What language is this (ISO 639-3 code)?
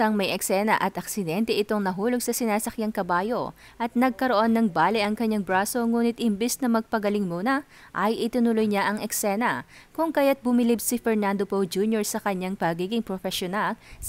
fil